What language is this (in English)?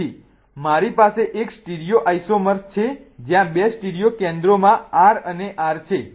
Gujarati